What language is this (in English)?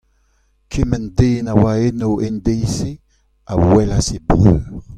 Breton